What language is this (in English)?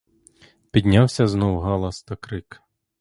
Ukrainian